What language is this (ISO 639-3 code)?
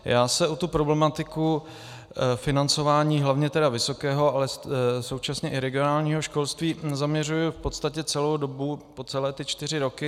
ces